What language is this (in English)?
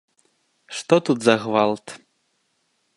Belarusian